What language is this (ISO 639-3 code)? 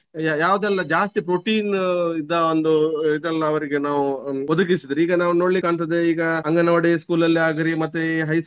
kan